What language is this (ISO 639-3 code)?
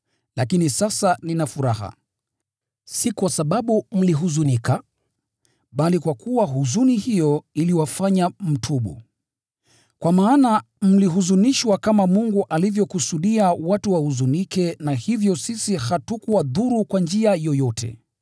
swa